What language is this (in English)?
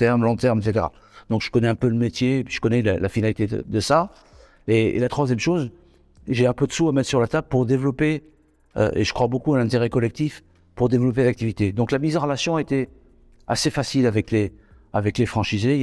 French